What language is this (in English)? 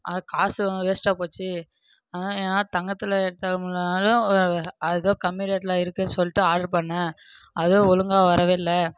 Tamil